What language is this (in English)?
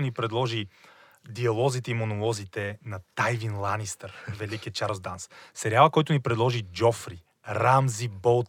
Bulgarian